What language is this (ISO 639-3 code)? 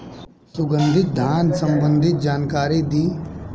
bho